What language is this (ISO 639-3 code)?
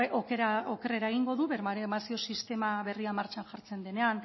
eus